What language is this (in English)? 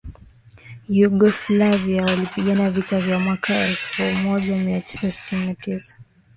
Swahili